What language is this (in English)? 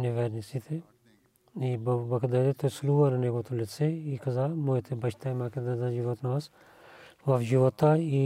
Bulgarian